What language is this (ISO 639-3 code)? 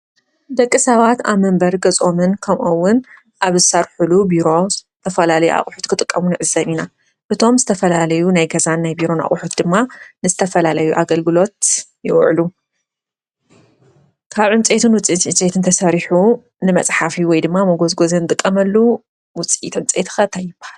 tir